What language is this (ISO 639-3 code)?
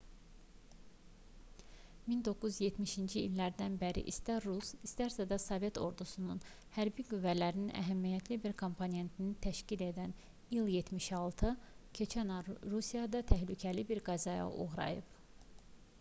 aze